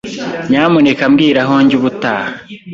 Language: Kinyarwanda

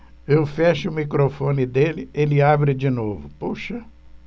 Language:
Portuguese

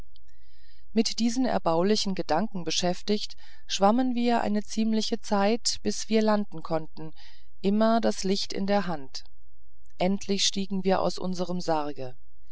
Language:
German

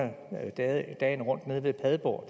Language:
Danish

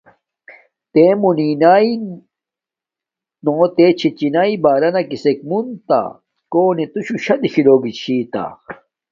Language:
Domaaki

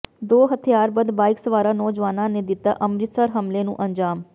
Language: Punjabi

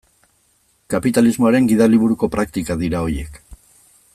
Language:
Basque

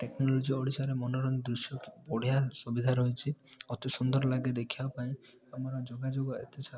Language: Odia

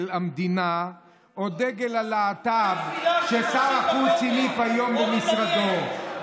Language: Hebrew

